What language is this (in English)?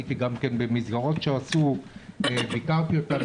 Hebrew